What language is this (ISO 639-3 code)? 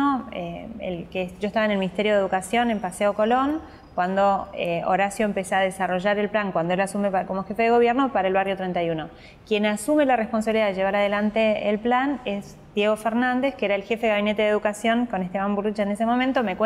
spa